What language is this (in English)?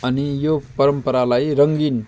Nepali